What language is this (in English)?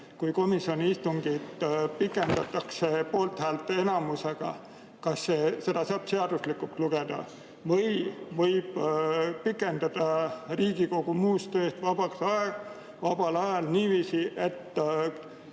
Estonian